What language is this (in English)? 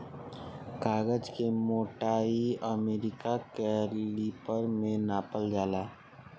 Bhojpuri